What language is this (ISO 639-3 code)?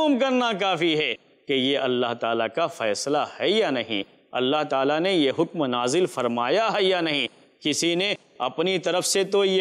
ara